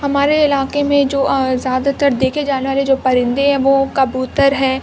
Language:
Urdu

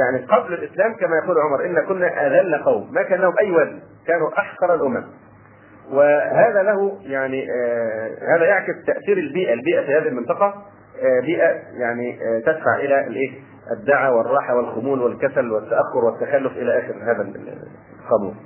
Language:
Arabic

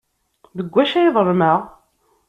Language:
Kabyle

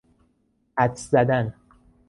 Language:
Persian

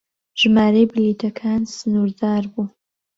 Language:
Central Kurdish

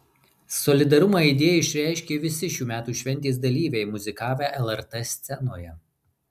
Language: Lithuanian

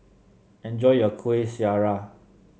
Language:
English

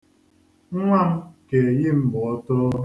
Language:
Igbo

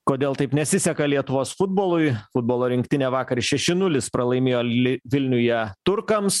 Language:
Lithuanian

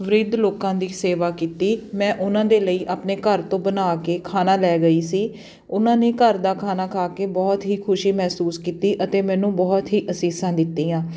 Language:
Punjabi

